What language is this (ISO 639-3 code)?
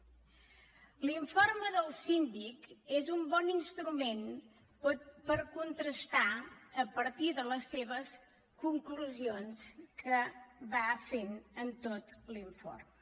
cat